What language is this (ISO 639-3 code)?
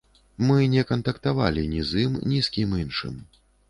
bel